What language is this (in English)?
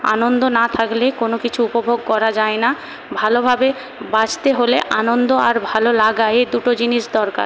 Bangla